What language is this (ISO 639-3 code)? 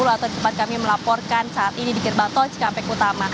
ind